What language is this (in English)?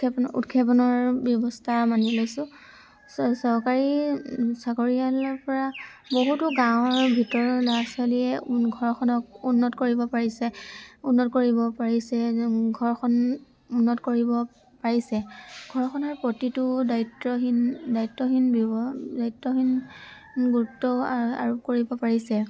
Assamese